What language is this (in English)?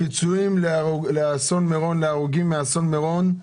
Hebrew